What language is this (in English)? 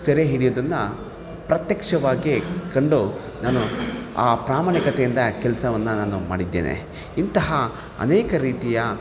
Kannada